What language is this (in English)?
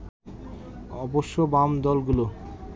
Bangla